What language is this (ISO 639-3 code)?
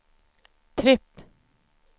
swe